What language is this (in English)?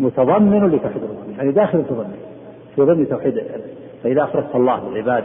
Arabic